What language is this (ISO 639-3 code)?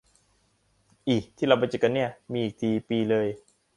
tha